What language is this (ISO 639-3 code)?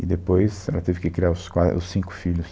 por